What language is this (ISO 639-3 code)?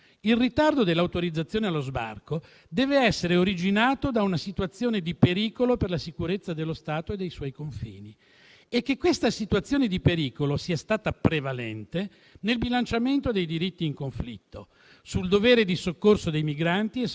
ita